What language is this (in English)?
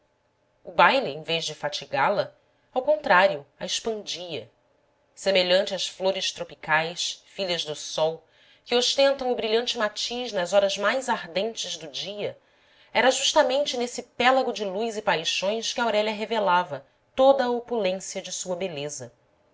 Portuguese